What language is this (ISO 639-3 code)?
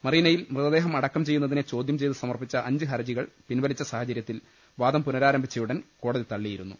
mal